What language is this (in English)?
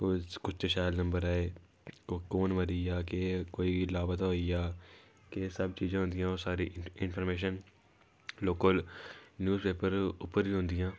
Dogri